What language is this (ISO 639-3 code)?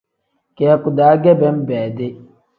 kdh